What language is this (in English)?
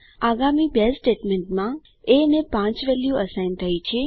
Gujarati